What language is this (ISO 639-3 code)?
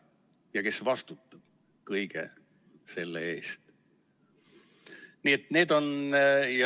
est